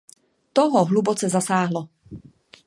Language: Czech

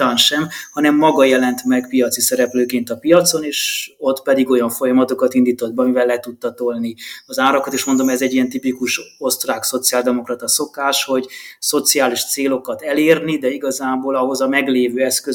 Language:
Hungarian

